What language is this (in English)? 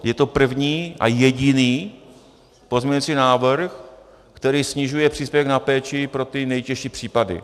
Czech